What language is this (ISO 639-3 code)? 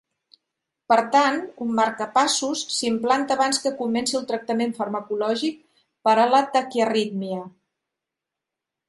cat